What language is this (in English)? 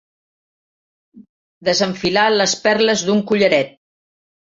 Catalan